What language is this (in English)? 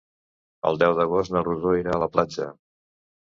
Catalan